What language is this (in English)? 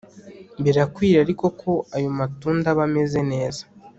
Kinyarwanda